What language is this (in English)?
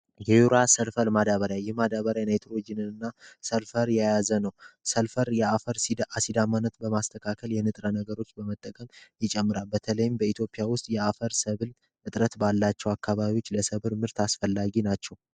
Amharic